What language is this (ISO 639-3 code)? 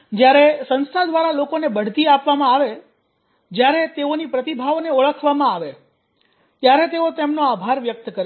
guj